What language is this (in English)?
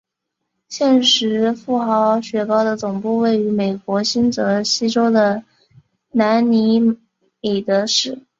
Chinese